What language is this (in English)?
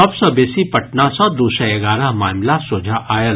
Maithili